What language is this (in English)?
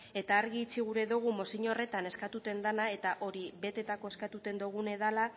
Basque